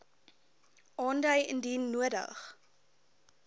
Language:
Afrikaans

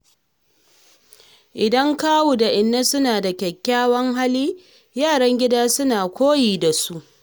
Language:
Hausa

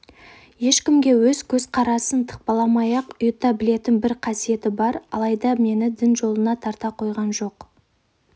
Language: Kazakh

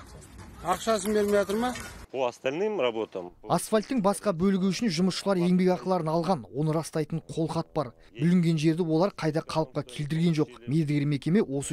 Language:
Turkish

